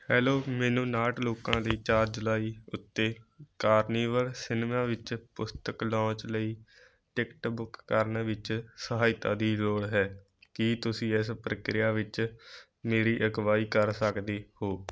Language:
Punjabi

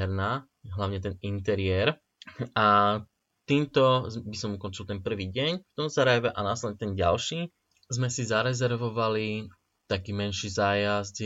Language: Slovak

